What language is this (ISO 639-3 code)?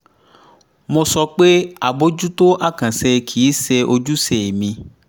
yor